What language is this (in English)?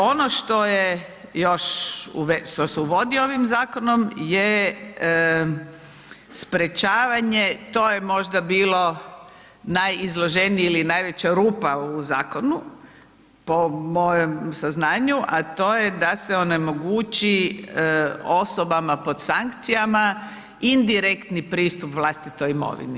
Croatian